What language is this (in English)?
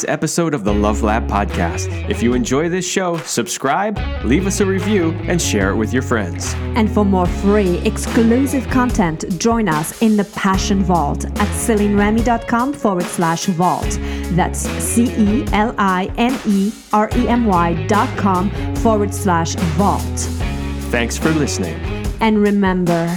English